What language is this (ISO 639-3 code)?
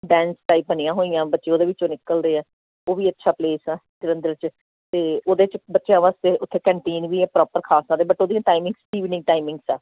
pan